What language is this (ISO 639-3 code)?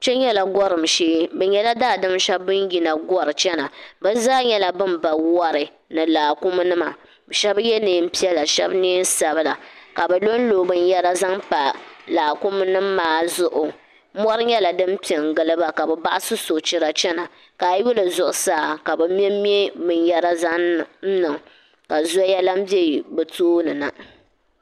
dag